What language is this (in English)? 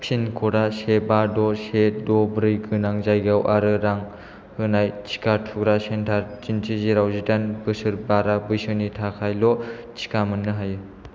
Bodo